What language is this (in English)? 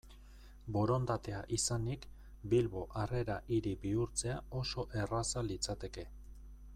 Basque